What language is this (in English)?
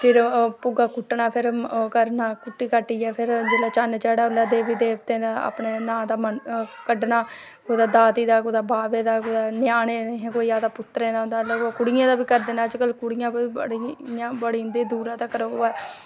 Dogri